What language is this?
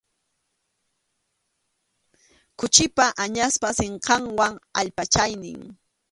Arequipa-La Unión Quechua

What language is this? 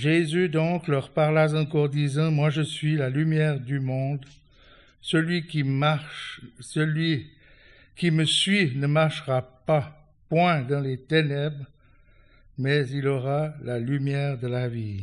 French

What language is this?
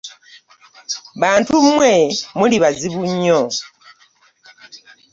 Ganda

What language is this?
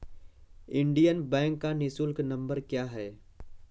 Hindi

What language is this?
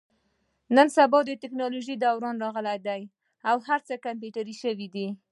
Pashto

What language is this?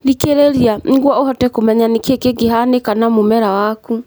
Kikuyu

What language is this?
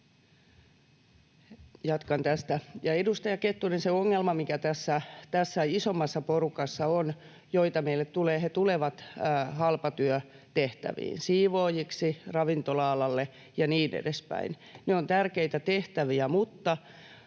Finnish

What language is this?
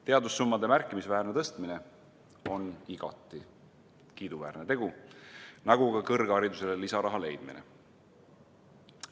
Estonian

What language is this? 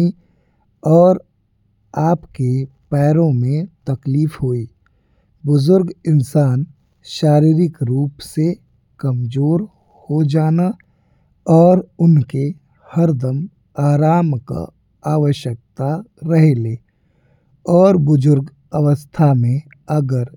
Bhojpuri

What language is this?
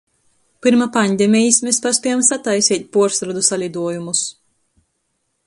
Latgalian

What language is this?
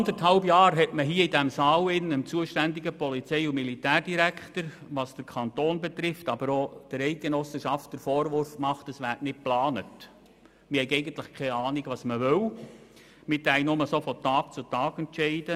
Swiss German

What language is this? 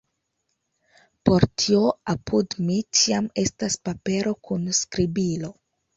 Esperanto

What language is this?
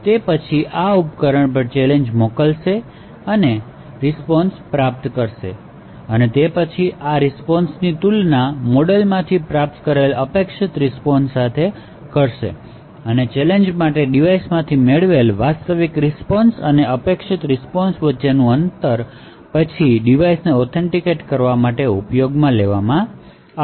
Gujarati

